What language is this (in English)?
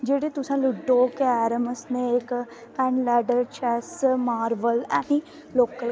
Dogri